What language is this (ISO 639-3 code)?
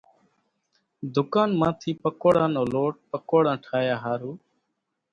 gjk